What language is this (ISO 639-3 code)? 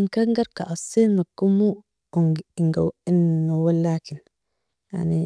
fia